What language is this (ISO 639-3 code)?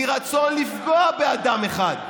heb